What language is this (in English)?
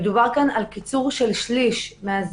Hebrew